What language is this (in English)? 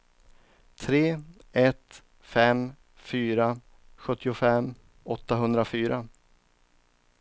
Swedish